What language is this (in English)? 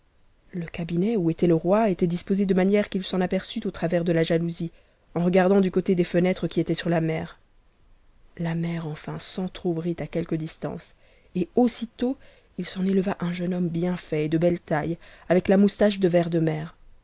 French